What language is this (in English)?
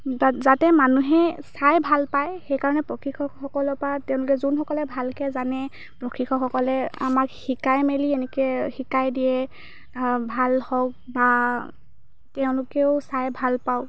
Assamese